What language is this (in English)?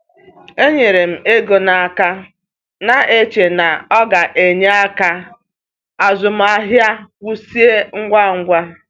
Igbo